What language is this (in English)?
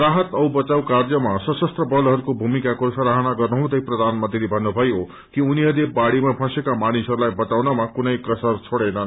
Nepali